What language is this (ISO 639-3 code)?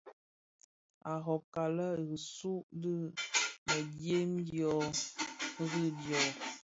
ksf